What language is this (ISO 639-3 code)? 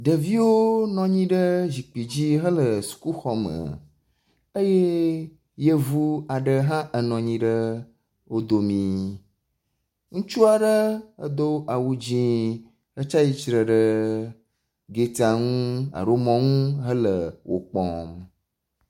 ewe